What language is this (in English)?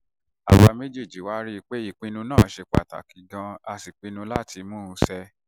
Yoruba